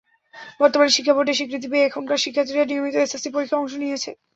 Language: Bangla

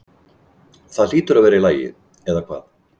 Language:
Icelandic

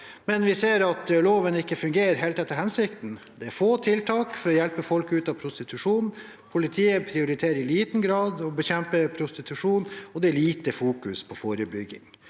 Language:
Norwegian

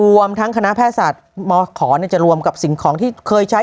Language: Thai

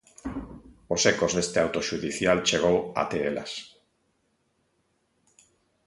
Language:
Galician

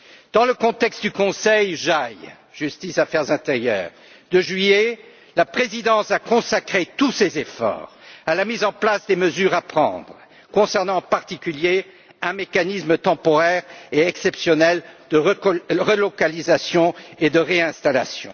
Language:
French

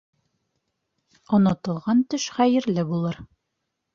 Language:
Bashkir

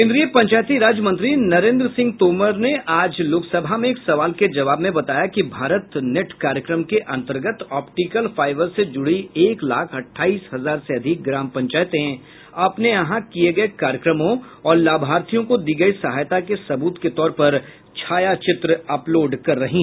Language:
Hindi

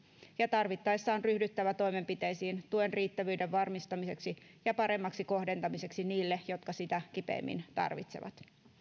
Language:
Finnish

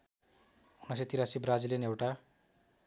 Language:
Nepali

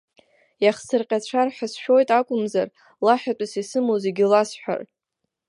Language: Abkhazian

